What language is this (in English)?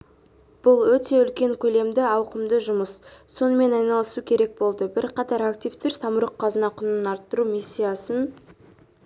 Kazakh